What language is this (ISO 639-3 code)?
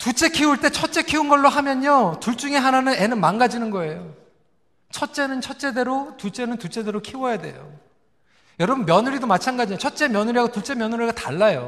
kor